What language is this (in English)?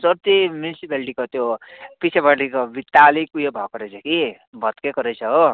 Nepali